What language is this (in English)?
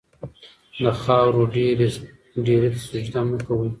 Pashto